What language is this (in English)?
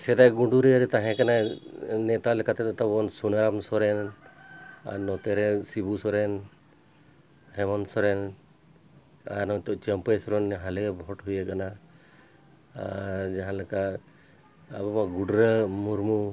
Santali